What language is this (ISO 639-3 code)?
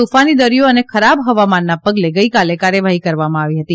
guj